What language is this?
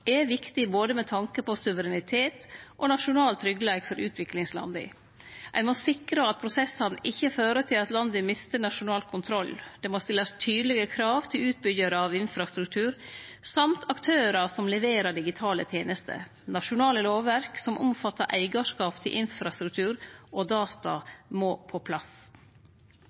Norwegian Nynorsk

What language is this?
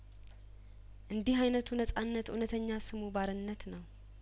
Amharic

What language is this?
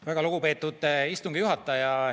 Estonian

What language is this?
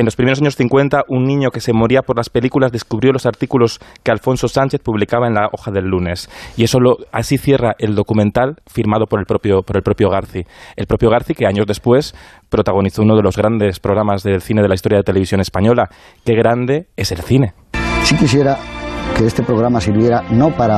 Spanish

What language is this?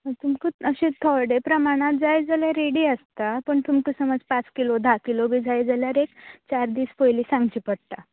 Konkani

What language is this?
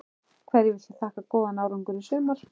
Icelandic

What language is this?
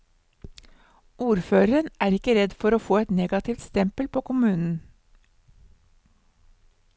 Norwegian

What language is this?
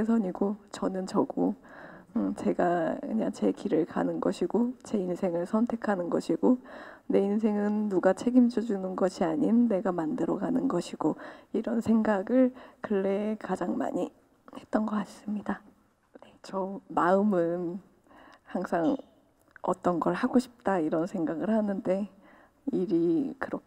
Korean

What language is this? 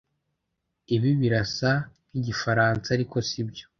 Kinyarwanda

